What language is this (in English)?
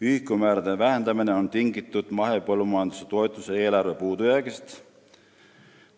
Estonian